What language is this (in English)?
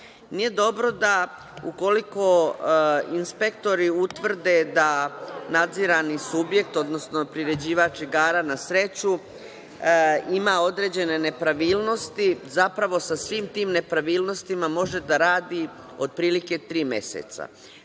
Serbian